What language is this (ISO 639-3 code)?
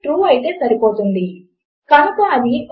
tel